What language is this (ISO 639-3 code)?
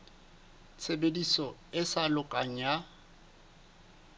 sot